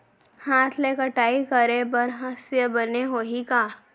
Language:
Chhattisgarhi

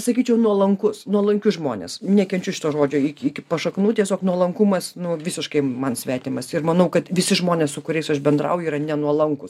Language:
Lithuanian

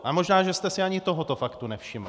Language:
Czech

